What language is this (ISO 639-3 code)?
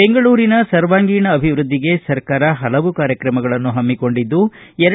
kan